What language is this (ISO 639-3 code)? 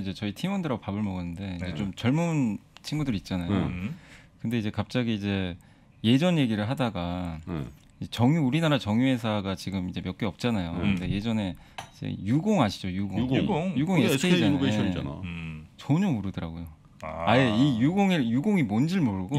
kor